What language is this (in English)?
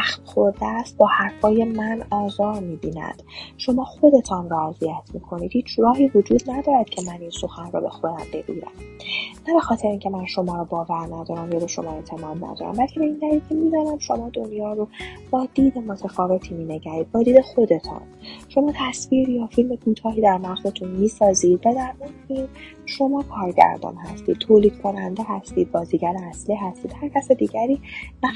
Persian